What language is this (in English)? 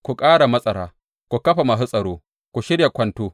Hausa